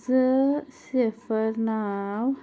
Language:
Kashmiri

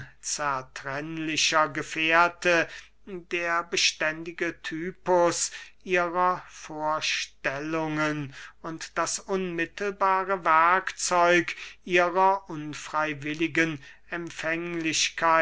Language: German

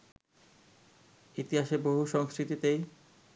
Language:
Bangla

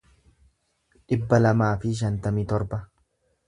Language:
Oromo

